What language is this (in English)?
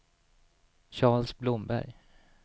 Swedish